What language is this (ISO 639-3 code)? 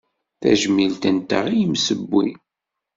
kab